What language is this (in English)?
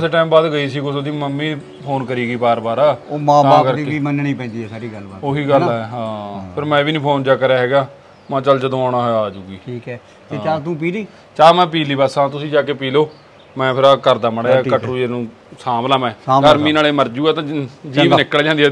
Punjabi